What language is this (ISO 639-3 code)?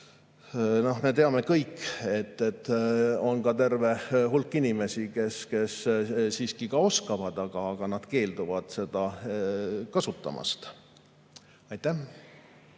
est